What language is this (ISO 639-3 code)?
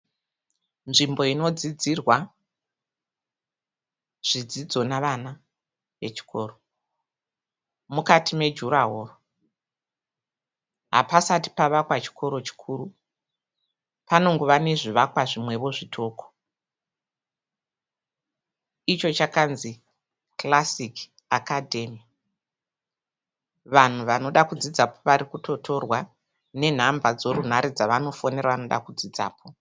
sna